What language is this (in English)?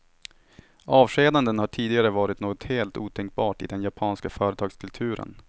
Swedish